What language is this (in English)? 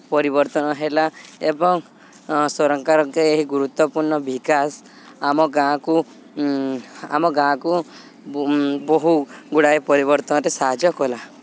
Odia